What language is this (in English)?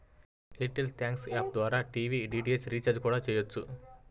Telugu